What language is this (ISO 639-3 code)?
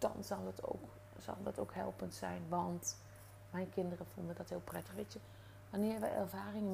nld